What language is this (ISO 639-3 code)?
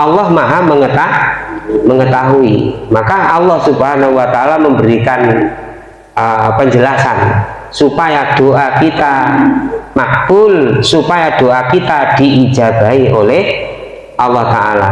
ind